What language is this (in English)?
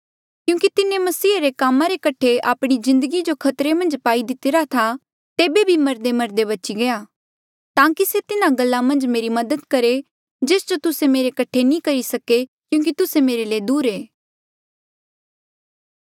Mandeali